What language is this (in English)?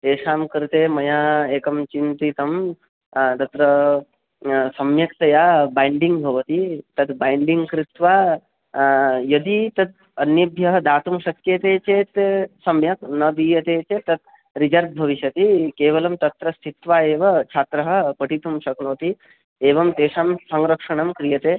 Sanskrit